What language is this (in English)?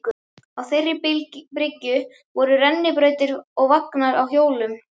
Icelandic